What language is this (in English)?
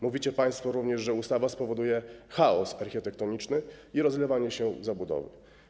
Polish